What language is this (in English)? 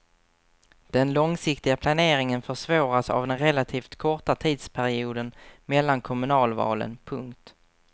Swedish